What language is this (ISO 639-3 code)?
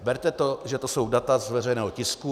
ces